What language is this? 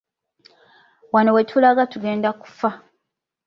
Ganda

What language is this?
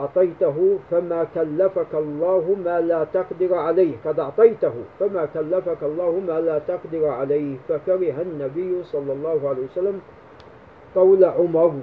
Arabic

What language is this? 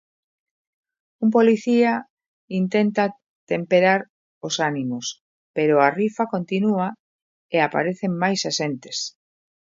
Galician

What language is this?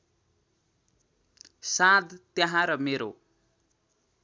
Nepali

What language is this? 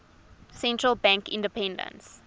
English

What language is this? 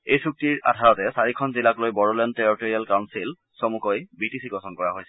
Assamese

